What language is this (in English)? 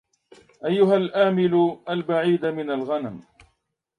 Arabic